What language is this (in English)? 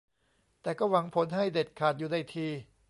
Thai